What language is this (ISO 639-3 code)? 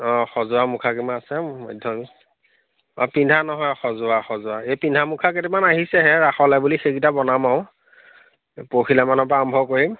asm